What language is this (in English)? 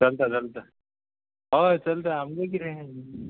Konkani